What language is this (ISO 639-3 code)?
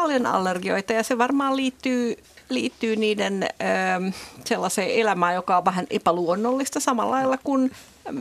fin